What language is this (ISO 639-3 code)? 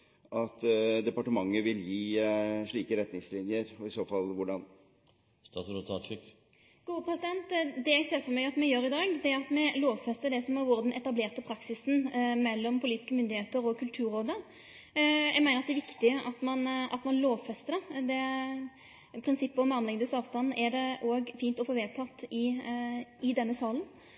nor